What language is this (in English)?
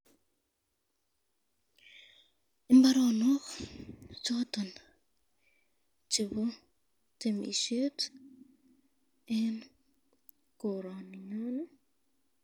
Kalenjin